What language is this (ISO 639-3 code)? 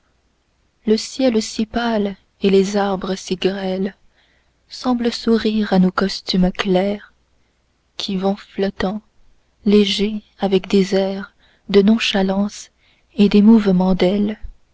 fra